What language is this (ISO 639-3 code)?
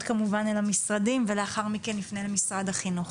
heb